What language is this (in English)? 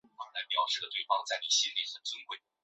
Chinese